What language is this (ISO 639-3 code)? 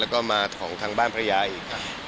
tha